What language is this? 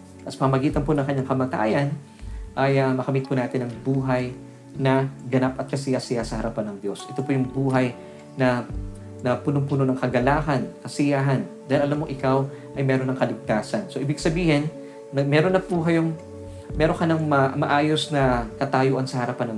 Filipino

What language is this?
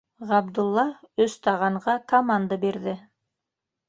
Bashkir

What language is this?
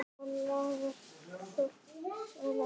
Icelandic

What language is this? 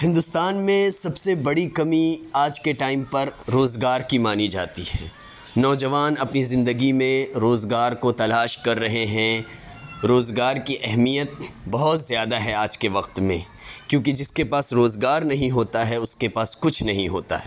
Urdu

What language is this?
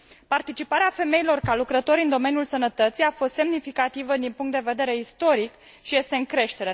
Romanian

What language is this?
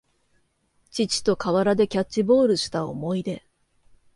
Japanese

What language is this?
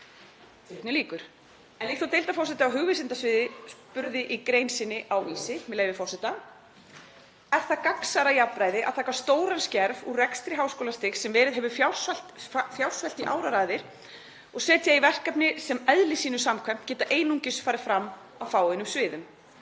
Icelandic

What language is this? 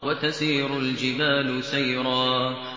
Arabic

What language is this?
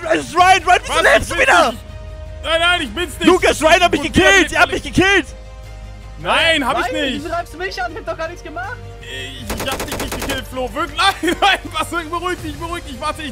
German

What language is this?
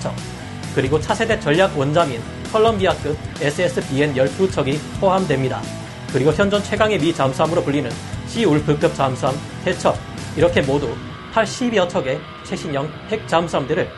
Korean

